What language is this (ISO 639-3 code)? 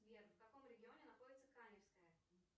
rus